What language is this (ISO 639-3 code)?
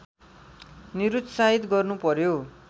nep